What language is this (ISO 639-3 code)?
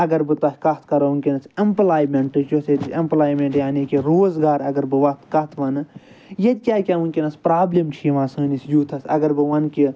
kas